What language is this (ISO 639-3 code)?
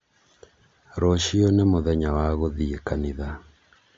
kik